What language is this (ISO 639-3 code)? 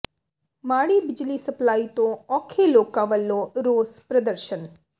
pan